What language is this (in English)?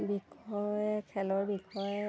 Assamese